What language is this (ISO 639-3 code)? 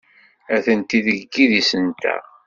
kab